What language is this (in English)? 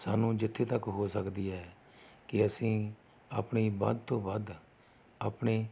Punjabi